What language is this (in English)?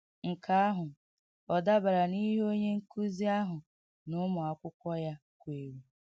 Igbo